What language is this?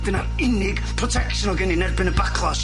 Welsh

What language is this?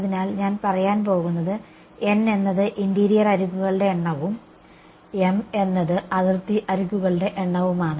Malayalam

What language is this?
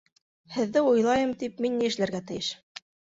Bashkir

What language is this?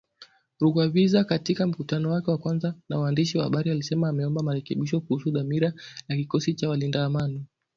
Swahili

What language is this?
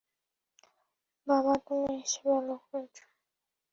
Bangla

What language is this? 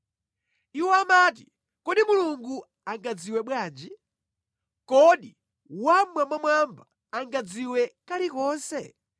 Nyanja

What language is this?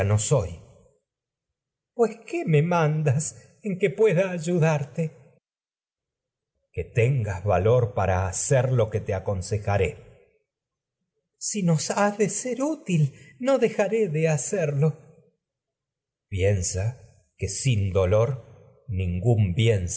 Spanish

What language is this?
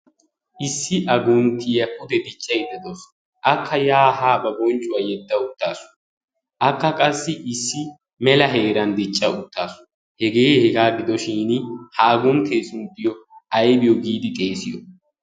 Wolaytta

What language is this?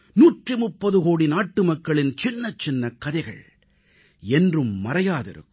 Tamil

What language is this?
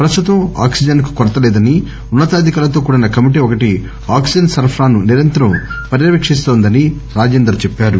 Telugu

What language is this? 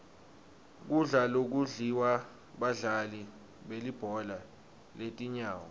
Swati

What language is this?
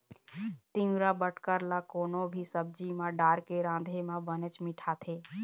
Chhattisgarhi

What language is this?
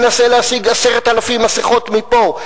Hebrew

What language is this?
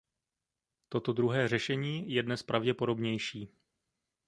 Czech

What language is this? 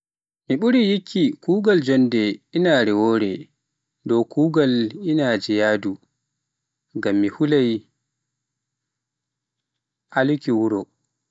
Pular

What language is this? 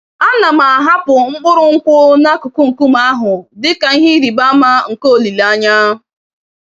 Igbo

